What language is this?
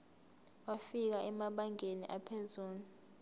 Zulu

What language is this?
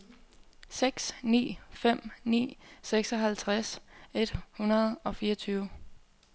Danish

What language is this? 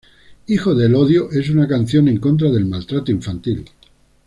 Spanish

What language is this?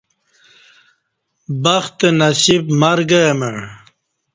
Kati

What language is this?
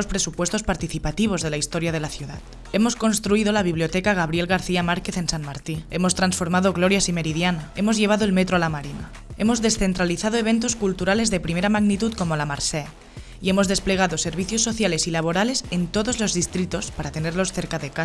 Spanish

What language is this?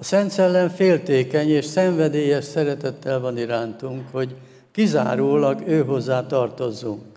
Hungarian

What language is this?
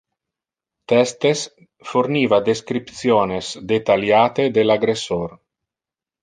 Interlingua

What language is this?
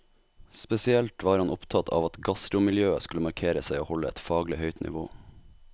Norwegian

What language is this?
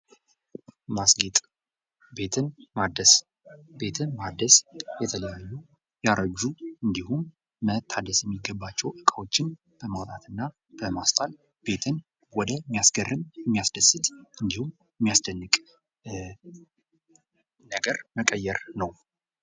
Amharic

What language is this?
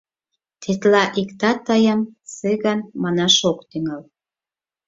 Mari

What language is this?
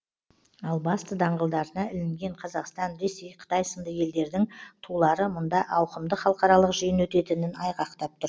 Kazakh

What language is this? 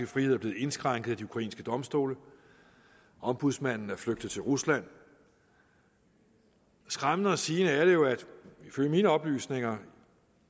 Danish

